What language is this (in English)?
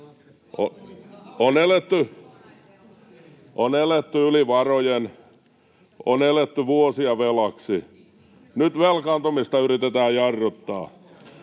Finnish